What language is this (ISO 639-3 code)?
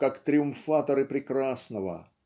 rus